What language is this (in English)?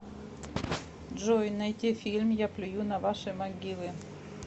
Russian